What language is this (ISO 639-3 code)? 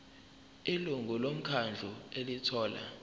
zul